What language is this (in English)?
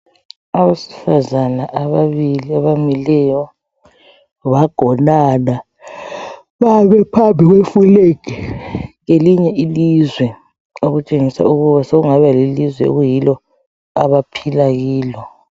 North Ndebele